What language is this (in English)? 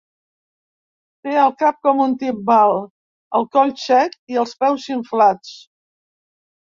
Catalan